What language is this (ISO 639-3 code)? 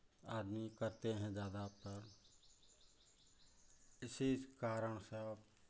hin